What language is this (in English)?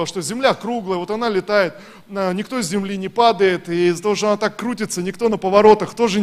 Russian